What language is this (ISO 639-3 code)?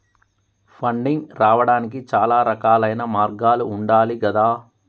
tel